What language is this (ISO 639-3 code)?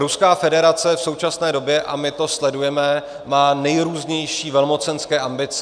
ces